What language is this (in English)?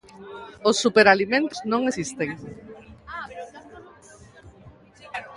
Galician